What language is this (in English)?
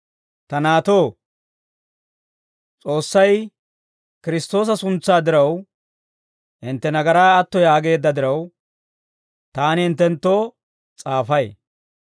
Dawro